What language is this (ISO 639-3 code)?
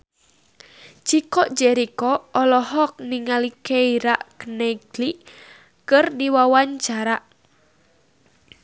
sun